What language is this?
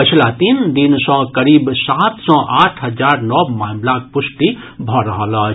Maithili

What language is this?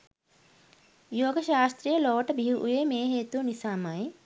Sinhala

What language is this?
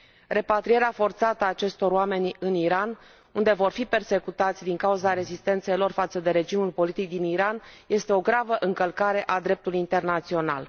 Romanian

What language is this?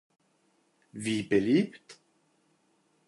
German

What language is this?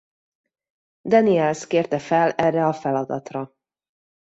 Hungarian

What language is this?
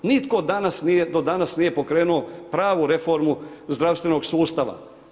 Croatian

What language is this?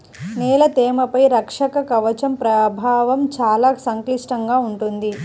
Telugu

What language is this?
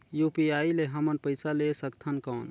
Chhattisgarhi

